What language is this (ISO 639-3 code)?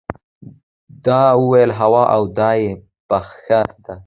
pus